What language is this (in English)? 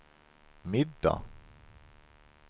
Swedish